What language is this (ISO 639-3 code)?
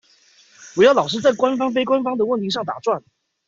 zho